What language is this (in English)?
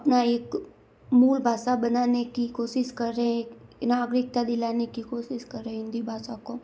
Hindi